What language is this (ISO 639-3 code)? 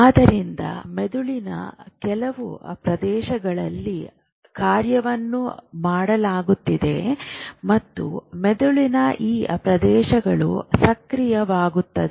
kan